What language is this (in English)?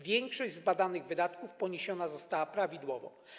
Polish